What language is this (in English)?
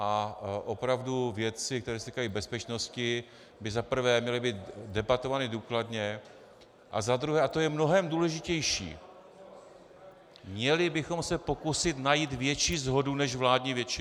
Czech